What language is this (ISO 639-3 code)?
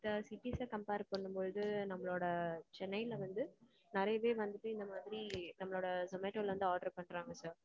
tam